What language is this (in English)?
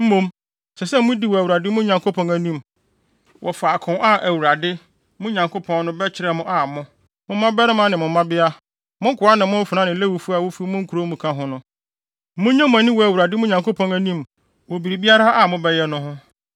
Akan